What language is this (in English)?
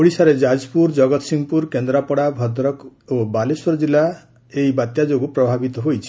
Odia